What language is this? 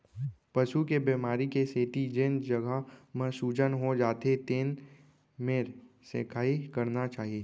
Chhattisgarhi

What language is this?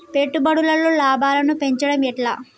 Telugu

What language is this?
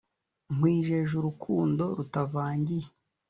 Kinyarwanda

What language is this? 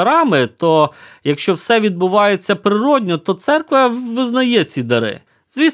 Ukrainian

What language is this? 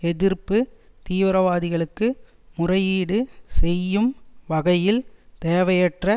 Tamil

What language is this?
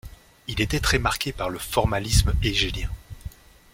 French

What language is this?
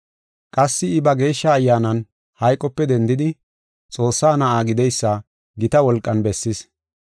Gofa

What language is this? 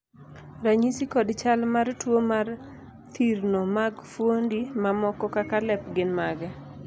Luo (Kenya and Tanzania)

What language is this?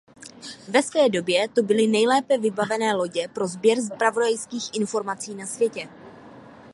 Czech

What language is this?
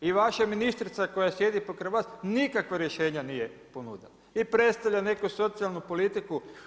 Croatian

